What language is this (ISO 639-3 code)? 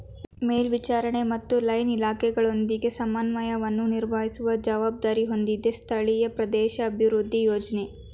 kan